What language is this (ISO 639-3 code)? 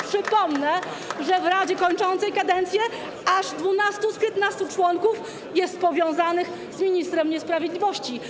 pol